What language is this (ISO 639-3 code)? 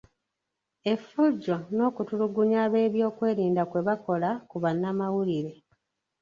lug